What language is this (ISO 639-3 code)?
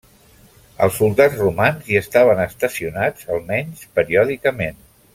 cat